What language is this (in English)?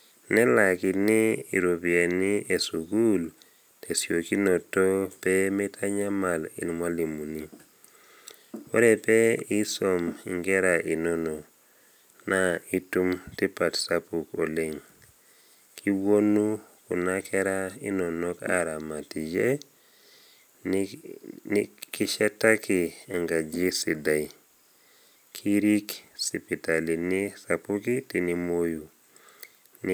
Masai